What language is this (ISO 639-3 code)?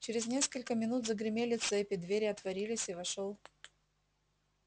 rus